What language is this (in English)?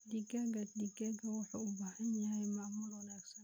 Somali